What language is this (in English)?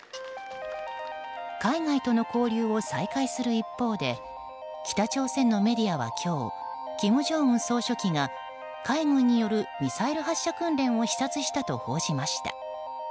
Japanese